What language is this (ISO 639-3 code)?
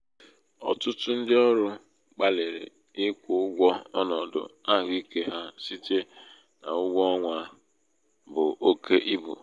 ibo